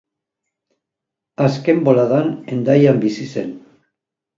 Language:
Basque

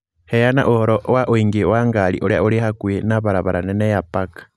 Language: Kikuyu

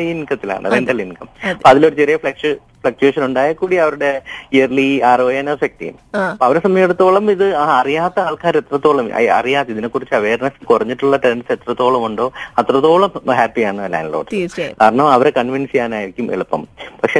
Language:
Malayalam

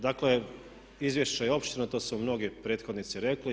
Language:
Croatian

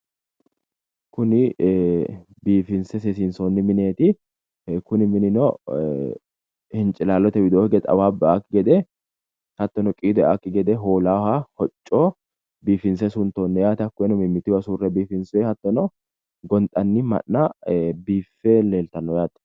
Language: Sidamo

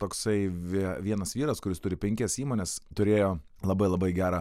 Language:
Lithuanian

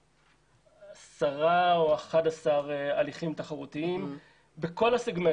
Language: Hebrew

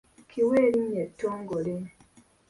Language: Ganda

